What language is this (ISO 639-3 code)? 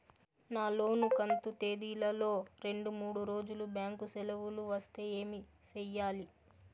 tel